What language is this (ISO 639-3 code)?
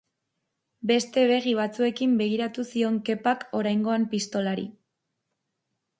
eus